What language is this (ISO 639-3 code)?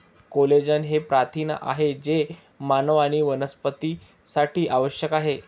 mar